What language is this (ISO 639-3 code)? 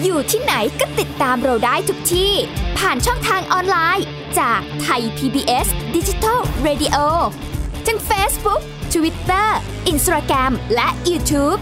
tha